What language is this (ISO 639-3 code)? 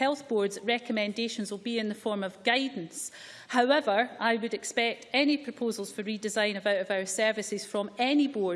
eng